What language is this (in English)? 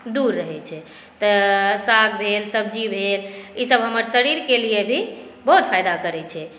Maithili